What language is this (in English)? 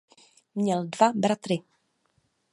Czech